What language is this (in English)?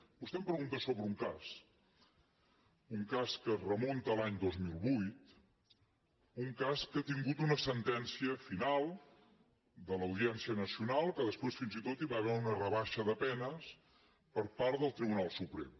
Catalan